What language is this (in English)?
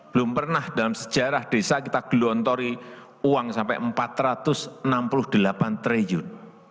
Indonesian